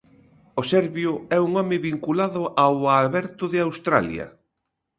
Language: Galician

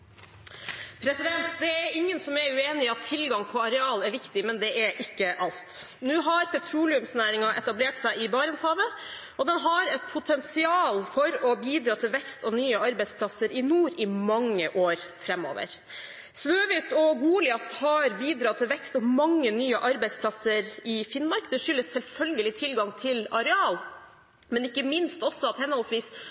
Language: Norwegian Bokmål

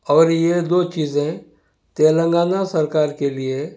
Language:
Urdu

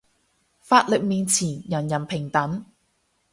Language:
Cantonese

